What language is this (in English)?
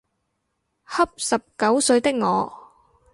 Cantonese